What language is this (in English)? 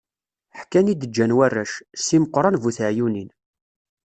Kabyle